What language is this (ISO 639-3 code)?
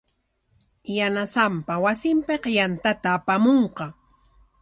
qwa